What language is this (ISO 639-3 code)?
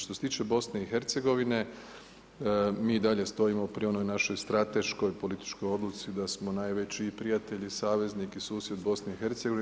hrv